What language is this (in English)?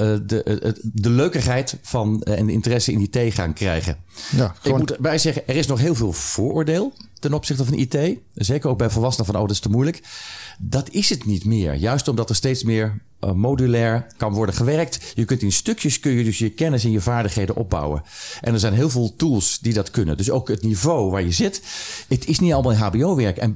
Dutch